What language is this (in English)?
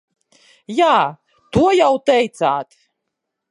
Latvian